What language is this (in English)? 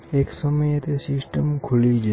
Gujarati